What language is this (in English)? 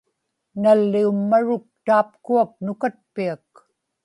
Inupiaq